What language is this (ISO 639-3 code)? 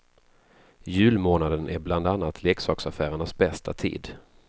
swe